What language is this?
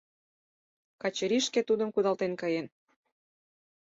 Mari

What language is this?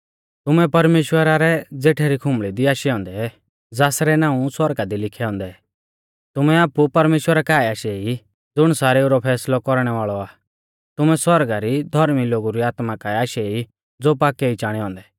Mahasu Pahari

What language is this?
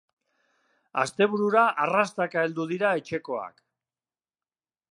Basque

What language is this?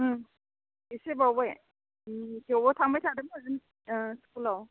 Bodo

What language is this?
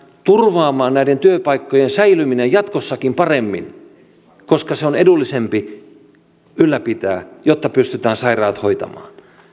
Finnish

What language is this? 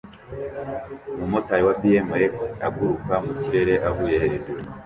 Kinyarwanda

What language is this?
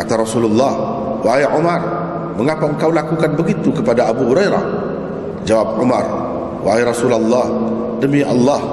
Malay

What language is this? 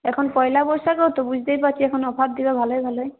Bangla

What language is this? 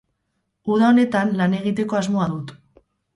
Basque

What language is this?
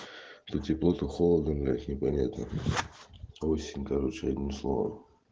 Russian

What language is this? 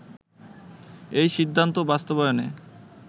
Bangla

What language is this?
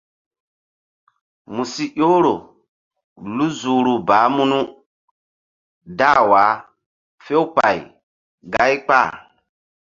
Mbum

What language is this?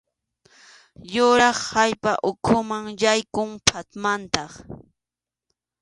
Arequipa-La Unión Quechua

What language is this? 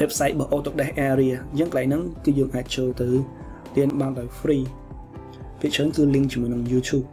Vietnamese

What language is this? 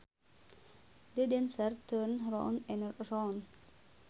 Sundanese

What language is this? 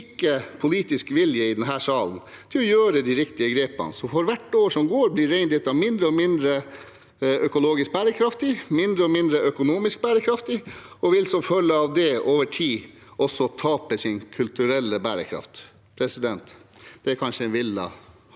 Norwegian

